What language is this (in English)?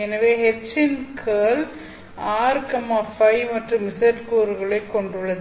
Tamil